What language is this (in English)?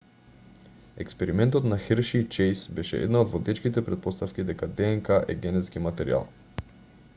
Macedonian